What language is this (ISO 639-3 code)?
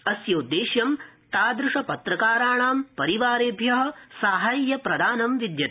san